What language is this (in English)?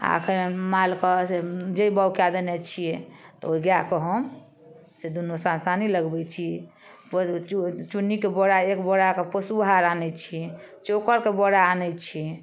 Maithili